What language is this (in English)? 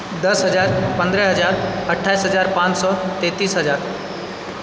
Maithili